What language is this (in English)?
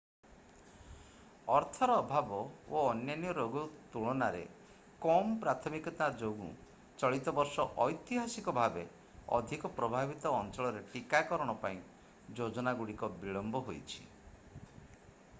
Odia